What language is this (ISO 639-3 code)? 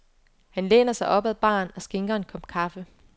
dan